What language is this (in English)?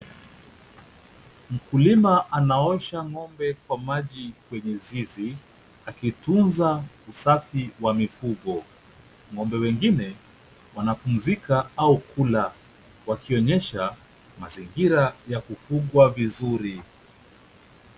Swahili